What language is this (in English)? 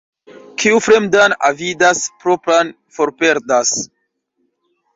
Esperanto